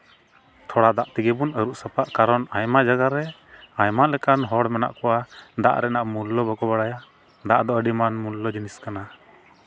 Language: Santali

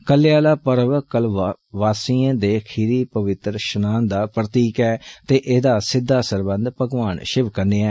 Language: Dogri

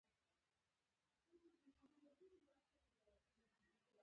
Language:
Pashto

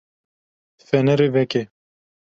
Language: Kurdish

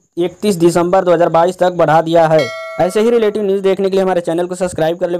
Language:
Hindi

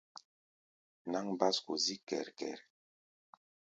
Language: Gbaya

